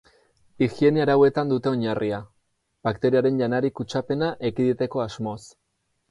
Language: Basque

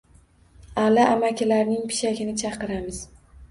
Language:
Uzbek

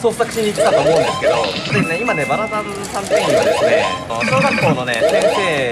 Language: Japanese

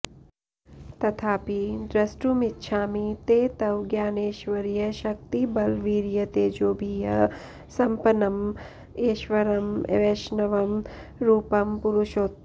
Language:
Sanskrit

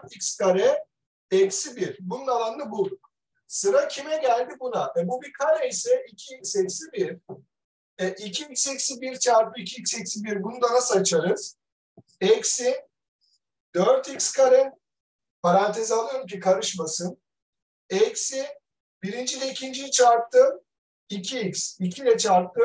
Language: Turkish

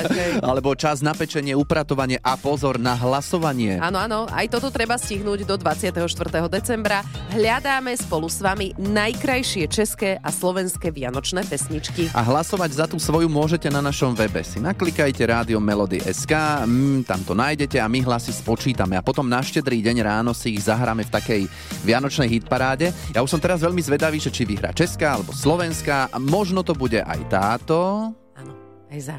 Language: Slovak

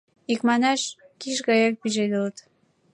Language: Mari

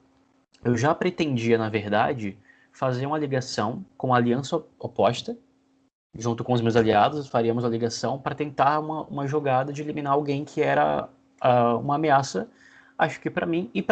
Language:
Portuguese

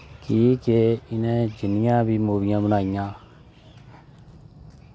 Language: Dogri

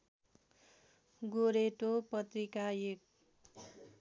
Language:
Nepali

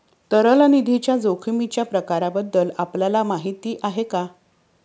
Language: Marathi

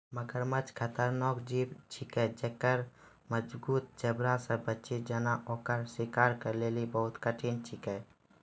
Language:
Maithili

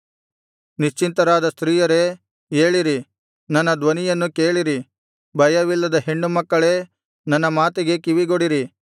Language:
Kannada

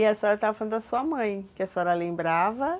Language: Portuguese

